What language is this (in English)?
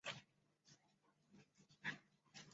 Chinese